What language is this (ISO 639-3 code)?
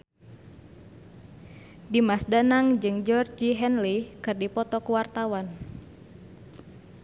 sun